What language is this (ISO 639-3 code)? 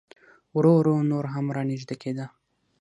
pus